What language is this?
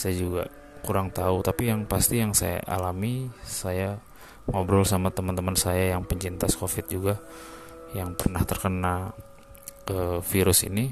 Indonesian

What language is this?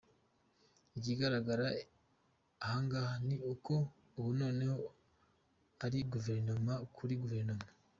Kinyarwanda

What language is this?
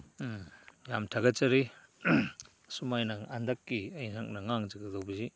Manipuri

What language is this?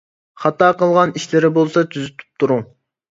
Uyghur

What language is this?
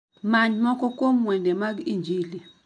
Luo (Kenya and Tanzania)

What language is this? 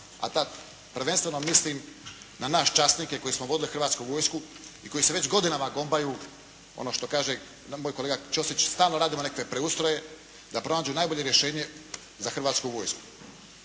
Croatian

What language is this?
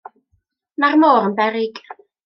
Welsh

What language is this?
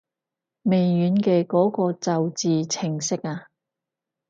Cantonese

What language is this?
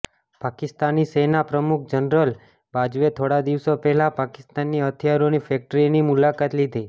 Gujarati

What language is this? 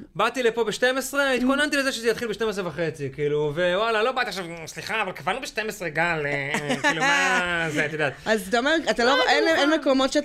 Hebrew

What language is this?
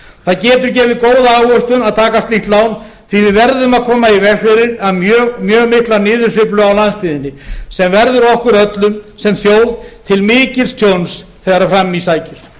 Icelandic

